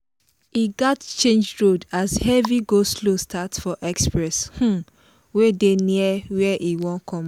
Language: Nigerian Pidgin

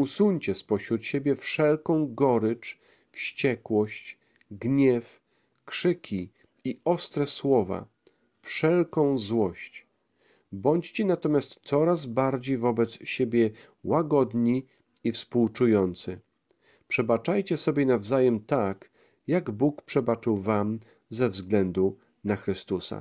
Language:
Polish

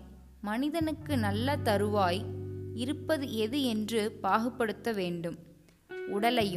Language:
Tamil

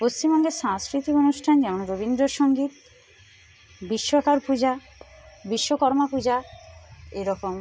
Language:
Bangla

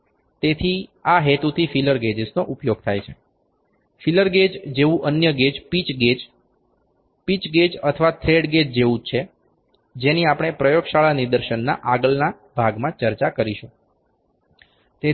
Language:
Gujarati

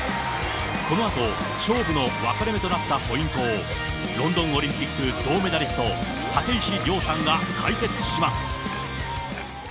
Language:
Japanese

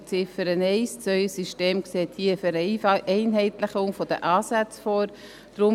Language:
Swiss German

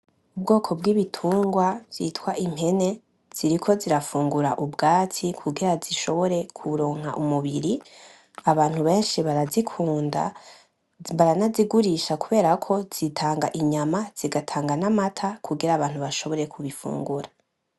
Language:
Rundi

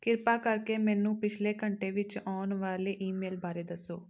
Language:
Punjabi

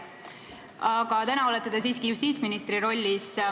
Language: Estonian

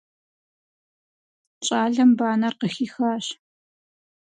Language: Kabardian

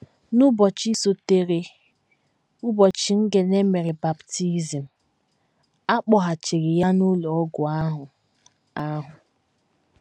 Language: Igbo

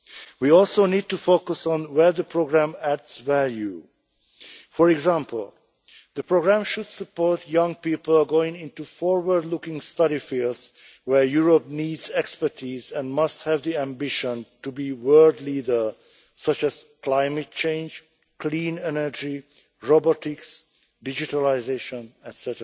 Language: English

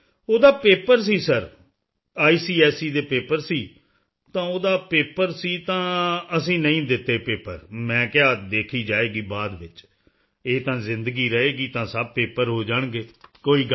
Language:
Punjabi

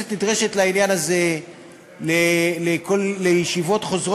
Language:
Hebrew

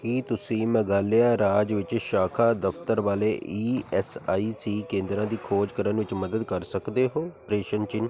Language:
Punjabi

